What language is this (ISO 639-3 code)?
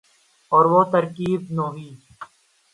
urd